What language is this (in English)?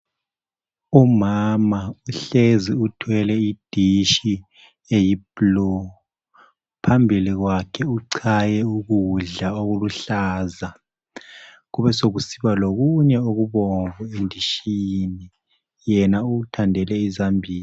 North Ndebele